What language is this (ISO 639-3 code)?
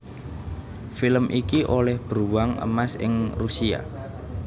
jav